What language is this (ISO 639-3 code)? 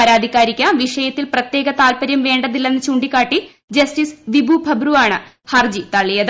mal